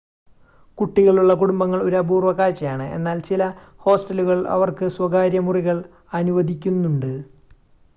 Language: Malayalam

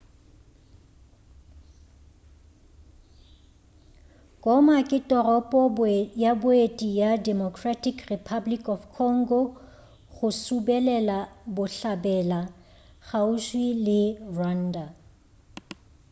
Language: Northern Sotho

